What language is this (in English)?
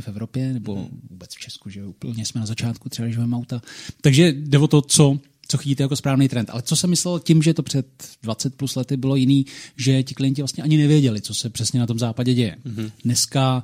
Czech